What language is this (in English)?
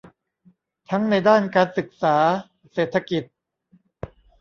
Thai